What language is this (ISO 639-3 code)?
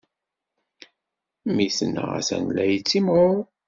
kab